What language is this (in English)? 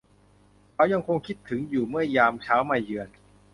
Thai